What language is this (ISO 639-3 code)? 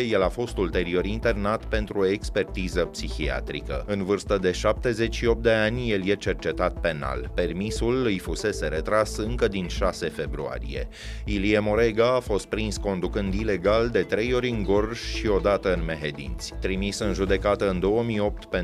ron